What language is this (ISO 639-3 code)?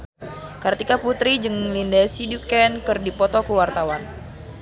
sun